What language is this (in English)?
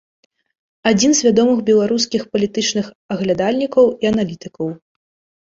Belarusian